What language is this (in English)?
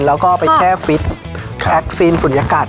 Thai